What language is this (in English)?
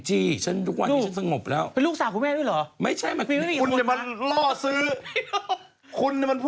Thai